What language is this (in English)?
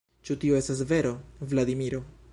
Esperanto